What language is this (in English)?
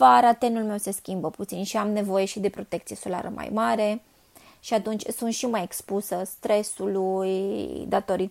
Romanian